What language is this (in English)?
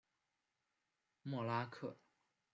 Chinese